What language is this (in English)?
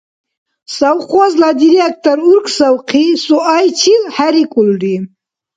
Dargwa